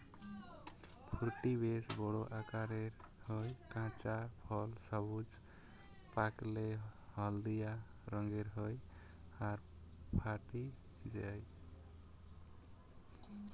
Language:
Bangla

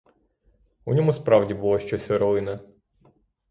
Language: Ukrainian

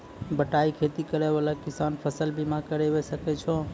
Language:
Maithili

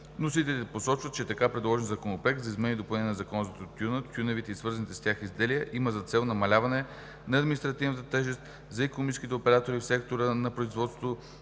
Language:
Bulgarian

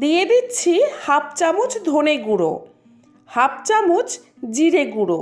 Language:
Bangla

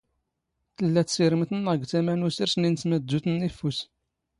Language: Standard Moroccan Tamazight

